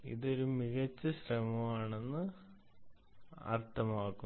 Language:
Malayalam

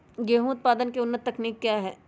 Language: Magahi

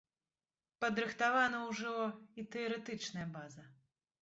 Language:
Belarusian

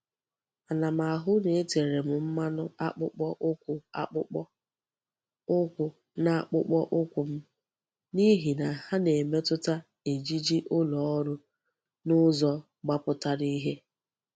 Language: Igbo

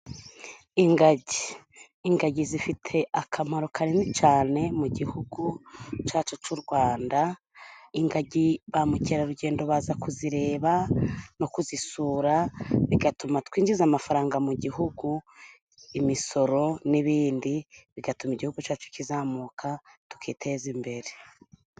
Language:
Kinyarwanda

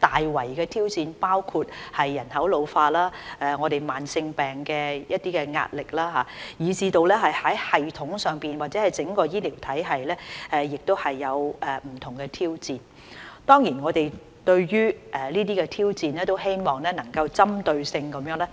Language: Cantonese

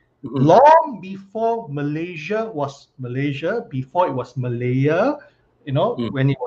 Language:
Malay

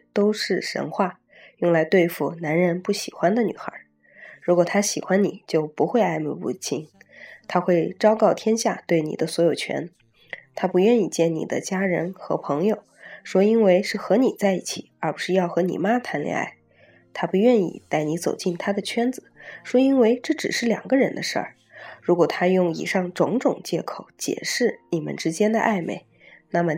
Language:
Chinese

